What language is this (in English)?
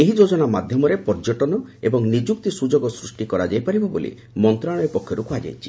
Odia